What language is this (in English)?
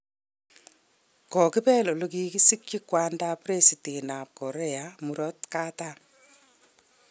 Kalenjin